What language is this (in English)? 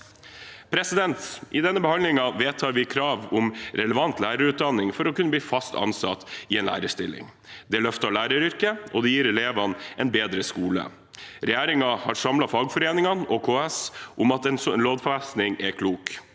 Norwegian